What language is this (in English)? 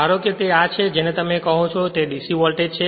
Gujarati